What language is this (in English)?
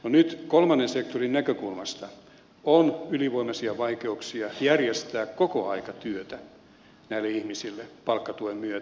Finnish